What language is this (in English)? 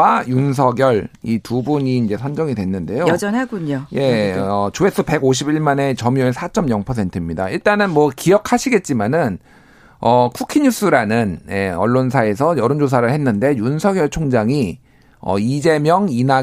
Korean